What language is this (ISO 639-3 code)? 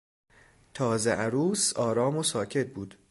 fas